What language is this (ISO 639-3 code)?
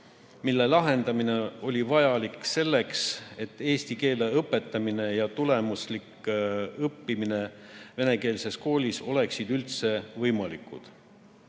est